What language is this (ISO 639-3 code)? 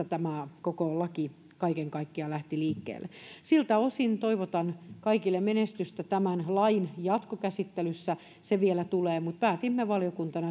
fin